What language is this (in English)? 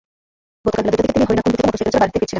Bangla